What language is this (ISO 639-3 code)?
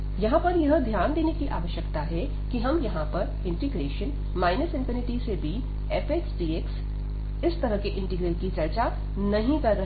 hin